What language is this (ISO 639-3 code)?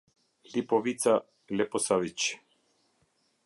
sqi